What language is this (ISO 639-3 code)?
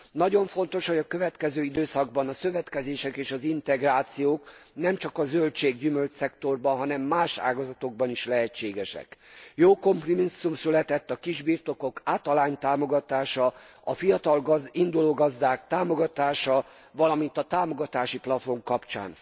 hun